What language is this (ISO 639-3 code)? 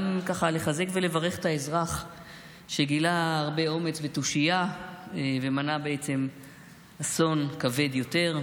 heb